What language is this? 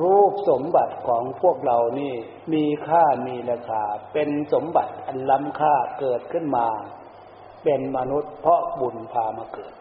Thai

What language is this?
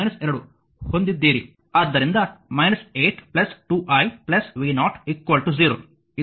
Kannada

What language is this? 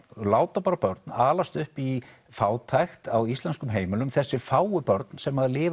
Icelandic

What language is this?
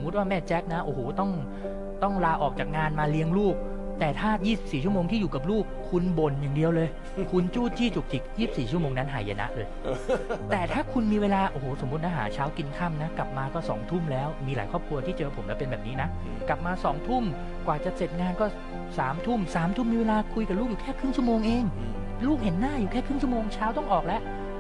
Thai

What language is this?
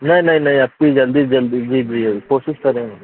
Urdu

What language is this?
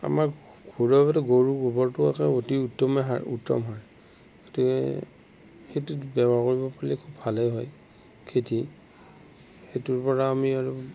Assamese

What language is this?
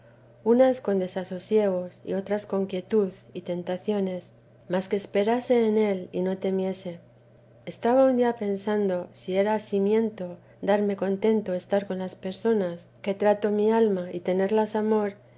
Spanish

